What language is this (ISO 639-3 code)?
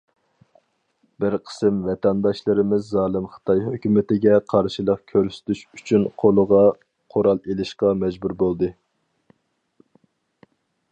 uig